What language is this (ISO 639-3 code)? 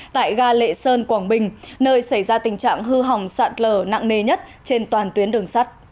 vie